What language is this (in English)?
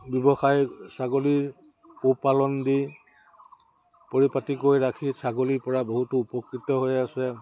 Assamese